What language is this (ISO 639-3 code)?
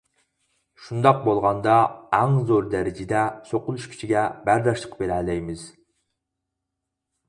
uig